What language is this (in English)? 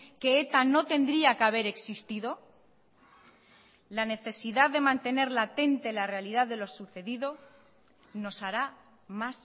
Spanish